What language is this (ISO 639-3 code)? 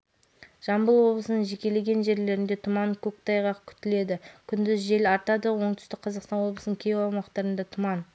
kaz